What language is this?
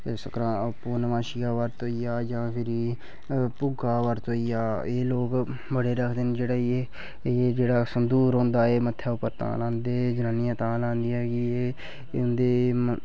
Dogri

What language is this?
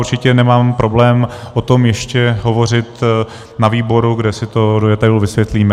Czech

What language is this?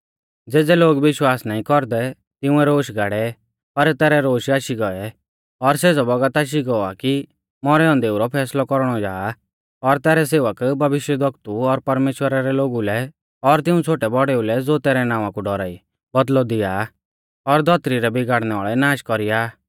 Mahasu Pahari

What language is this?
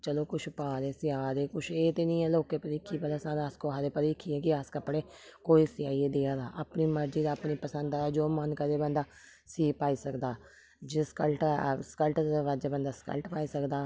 Dogri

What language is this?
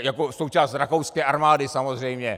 Czech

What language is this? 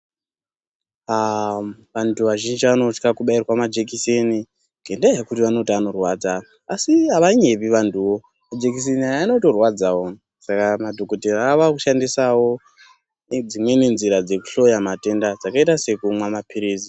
Ndau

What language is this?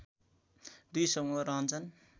Nepali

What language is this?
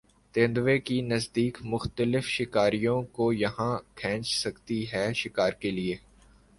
Urdu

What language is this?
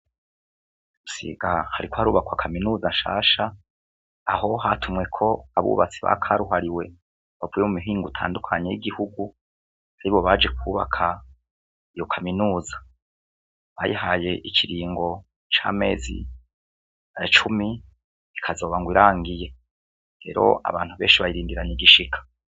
Rundi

